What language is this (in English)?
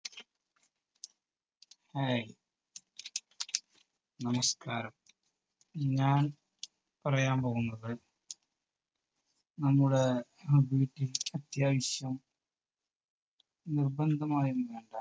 Malayalam